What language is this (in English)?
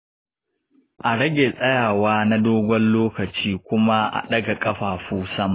Hausa